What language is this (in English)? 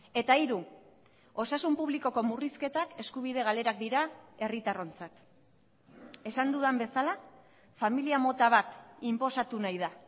Basque